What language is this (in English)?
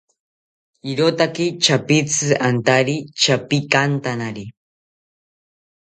South Ucayali Ashéninka